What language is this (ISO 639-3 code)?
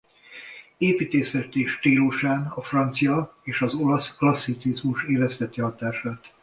hun